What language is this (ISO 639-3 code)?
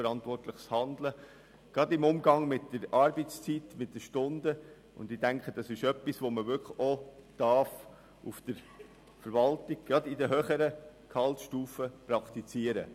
gsw